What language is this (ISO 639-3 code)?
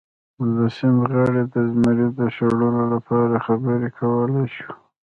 pus